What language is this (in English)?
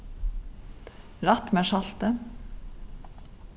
Faroese